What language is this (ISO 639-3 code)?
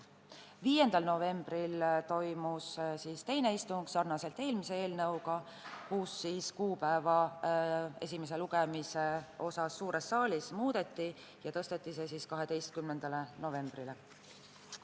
est